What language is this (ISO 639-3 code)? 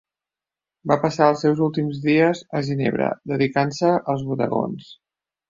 cat